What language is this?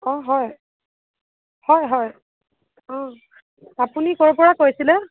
Assamese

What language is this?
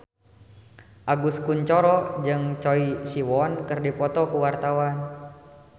Sundanese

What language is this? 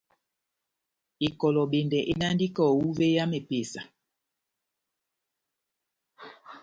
Batanga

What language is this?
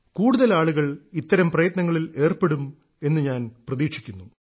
Malayalam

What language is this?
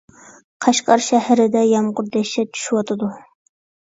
Uyghur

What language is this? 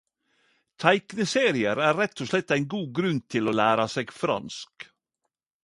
Norwegian Nynorsk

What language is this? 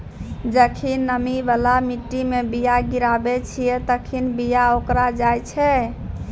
Maithili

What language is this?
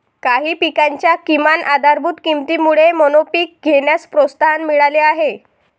Marathi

